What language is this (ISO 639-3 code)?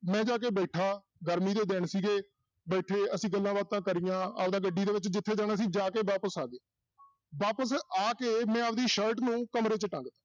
pan